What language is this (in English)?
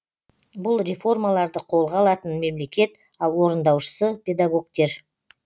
Kazakh